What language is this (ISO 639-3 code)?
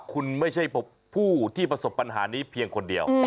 tha